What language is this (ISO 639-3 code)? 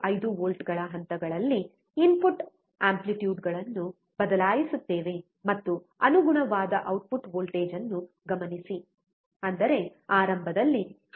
kan